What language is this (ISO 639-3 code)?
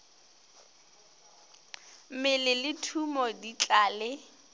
nso